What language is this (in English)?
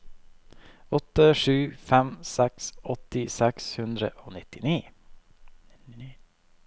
Norwegian